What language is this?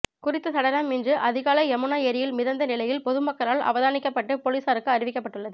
Tamil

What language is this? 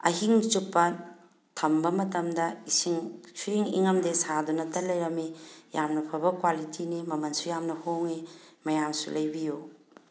Manipuri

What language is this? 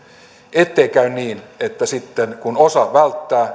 Finnish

